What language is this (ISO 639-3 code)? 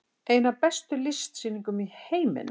isl